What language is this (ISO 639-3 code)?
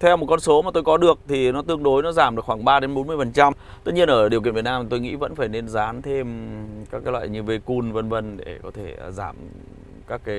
vie